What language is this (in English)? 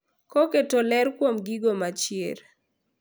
Luo (Kenya and Tanzania)